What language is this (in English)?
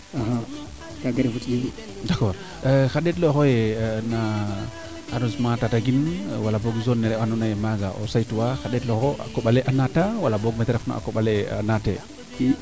Serer